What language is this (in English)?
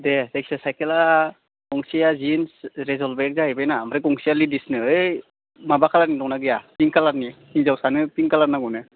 Bodo